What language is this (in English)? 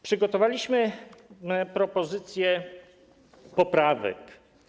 Polish